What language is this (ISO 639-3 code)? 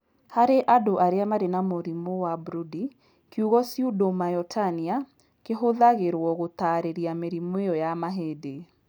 kik